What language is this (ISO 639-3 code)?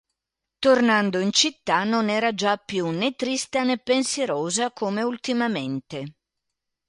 ita